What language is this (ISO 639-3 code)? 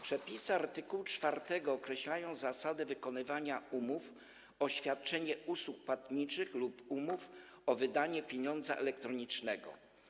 pol